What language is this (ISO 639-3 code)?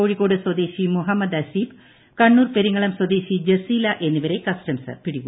mal